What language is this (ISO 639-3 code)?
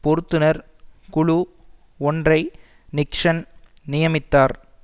tam